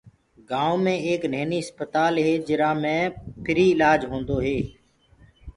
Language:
Gurgula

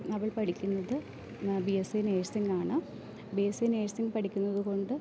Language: Malayalam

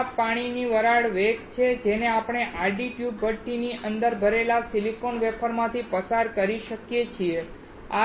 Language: Gujarati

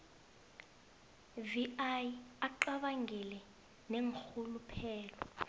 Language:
South Ndebele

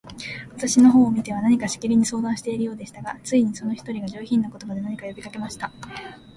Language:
Japanese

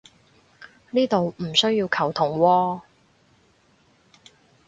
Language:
Cantonese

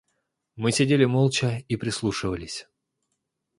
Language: Russian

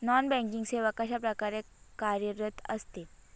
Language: Marathi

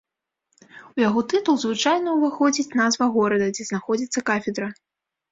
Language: Belarusian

